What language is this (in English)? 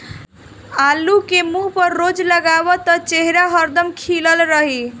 Bhojpuri